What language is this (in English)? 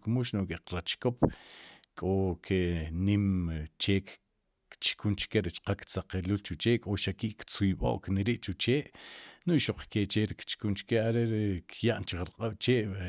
Sipacapense